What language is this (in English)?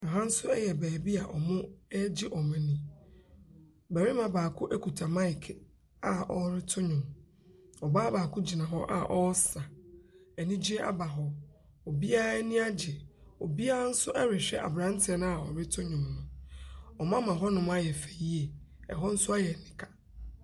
Akan